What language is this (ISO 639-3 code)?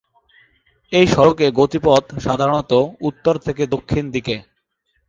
ben